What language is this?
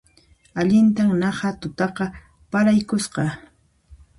Puno Quechua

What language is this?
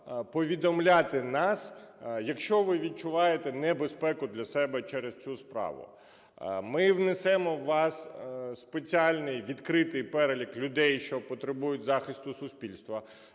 Ukrainian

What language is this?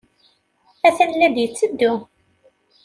Kabyle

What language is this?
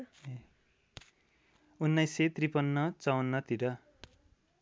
Nepali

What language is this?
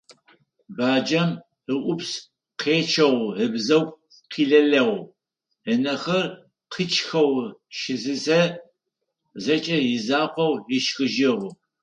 Adyghe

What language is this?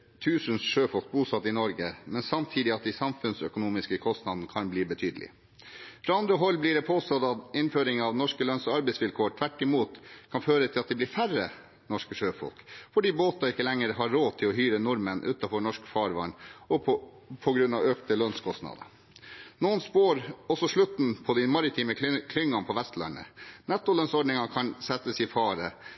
Norwegian Bokmål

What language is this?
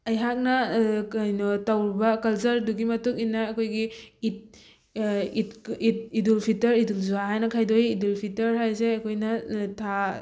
Manipuri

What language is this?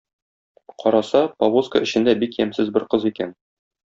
Tatar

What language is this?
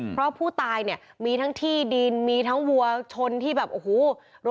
Thai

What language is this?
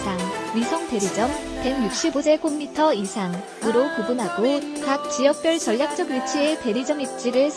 Korean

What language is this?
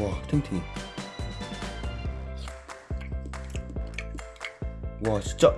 Korean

